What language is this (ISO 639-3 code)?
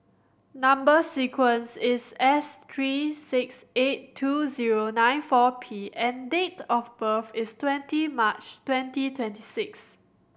eng